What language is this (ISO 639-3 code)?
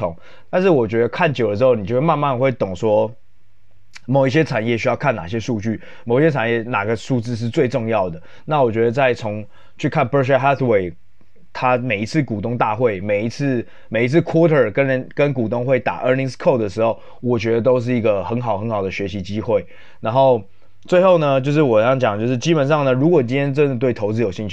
zho